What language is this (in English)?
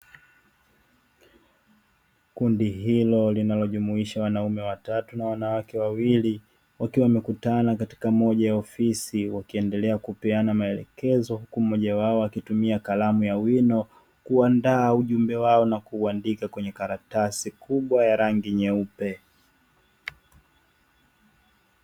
Swahili